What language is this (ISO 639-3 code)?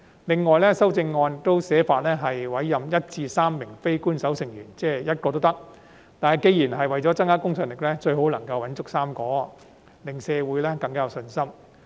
yue